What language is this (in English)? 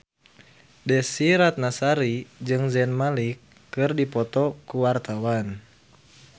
Sundanese